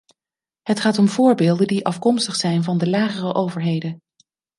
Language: Dutch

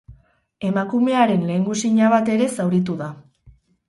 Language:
Basque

